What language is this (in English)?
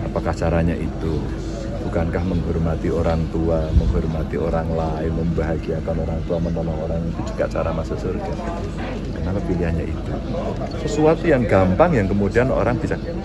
Indonesian